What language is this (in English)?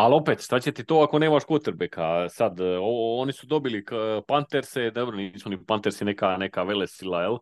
Croatian